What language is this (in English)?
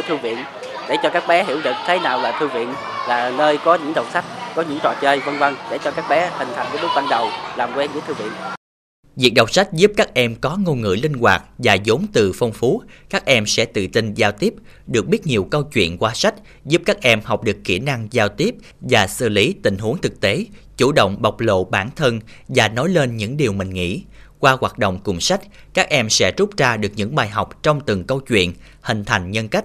Vietnamese